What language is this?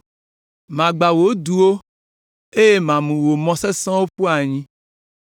Ewe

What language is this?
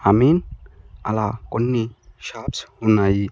Telugu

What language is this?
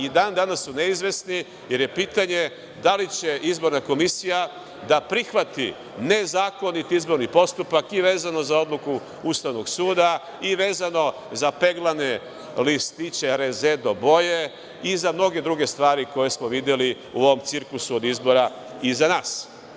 Serbian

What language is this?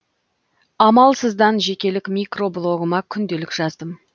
Kazakh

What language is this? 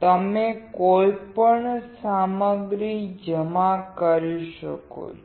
Gujarati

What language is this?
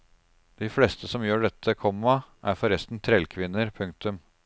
Norwegian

